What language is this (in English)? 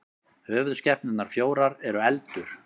Icelandic